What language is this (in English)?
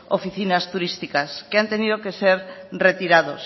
Spanish